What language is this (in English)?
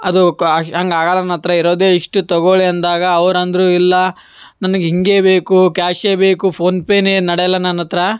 Kannada